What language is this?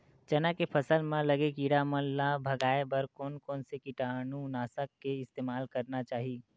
Chhattisgarhi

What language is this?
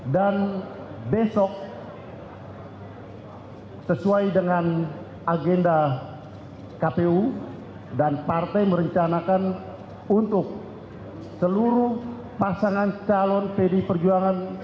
Indonesian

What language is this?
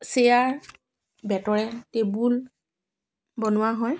Assamese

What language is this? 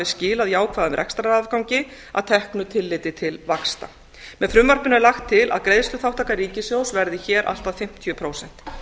Icelandic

